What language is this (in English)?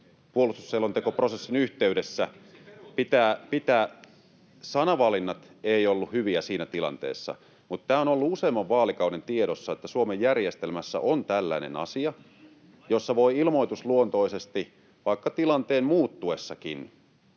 Finnish